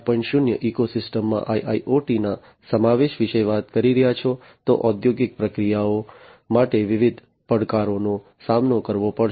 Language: Gujarati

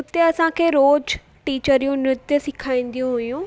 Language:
Sindhi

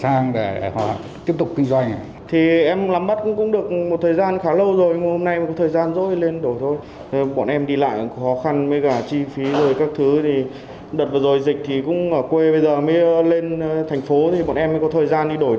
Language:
Vietnamese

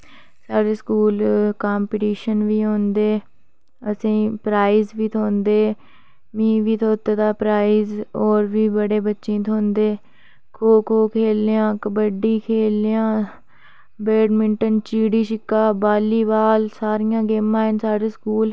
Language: Dogri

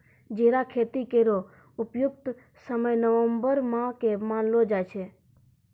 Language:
Maithili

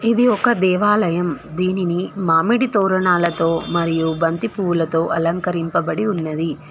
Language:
Telugu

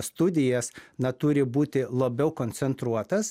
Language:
Lithuanian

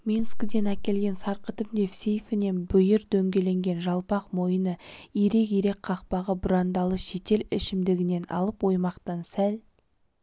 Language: Kazakh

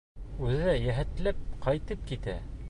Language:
Bashkir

